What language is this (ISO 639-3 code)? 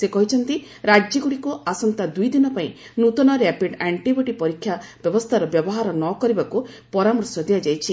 ori